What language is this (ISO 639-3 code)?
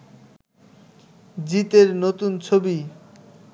ben